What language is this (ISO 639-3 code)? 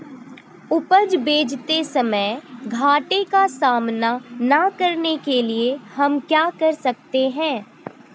hin